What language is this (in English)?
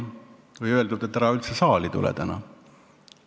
Estonian